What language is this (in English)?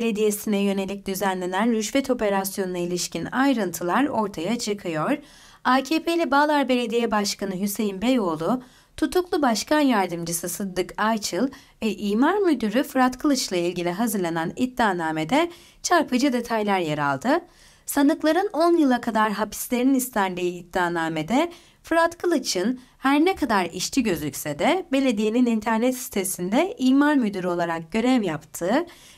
Turkish